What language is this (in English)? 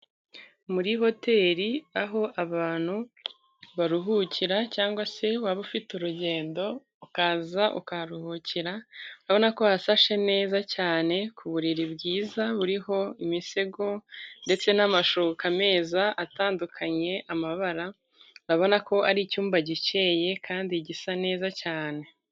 Kinyarwanda